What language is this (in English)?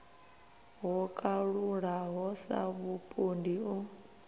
Venda